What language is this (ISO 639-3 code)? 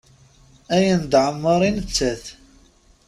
kab